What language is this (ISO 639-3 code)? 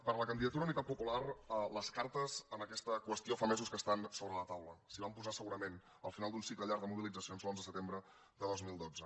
cat